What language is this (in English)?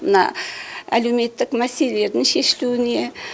Kazakh